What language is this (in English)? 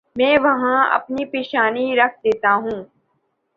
Urdu